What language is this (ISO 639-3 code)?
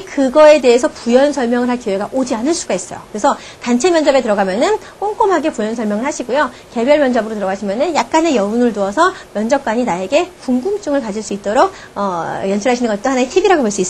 kor